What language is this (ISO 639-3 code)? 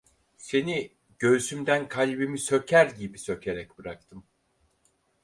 tur